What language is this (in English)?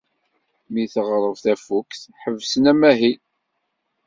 Kabyle